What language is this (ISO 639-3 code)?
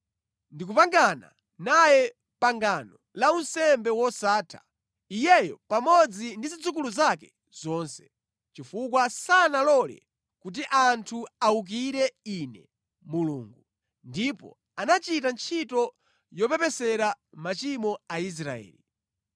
nya